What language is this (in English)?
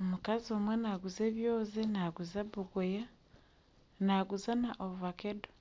Nyankole